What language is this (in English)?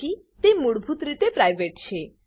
Gujarati